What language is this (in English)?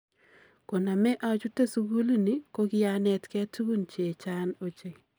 Kalenjin